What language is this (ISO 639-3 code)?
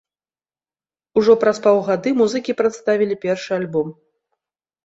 bel